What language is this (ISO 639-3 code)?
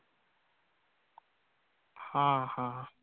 mar